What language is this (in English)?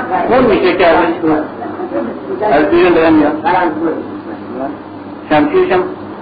Persian